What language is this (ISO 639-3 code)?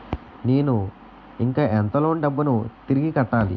tel